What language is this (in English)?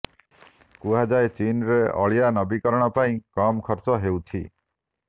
Odia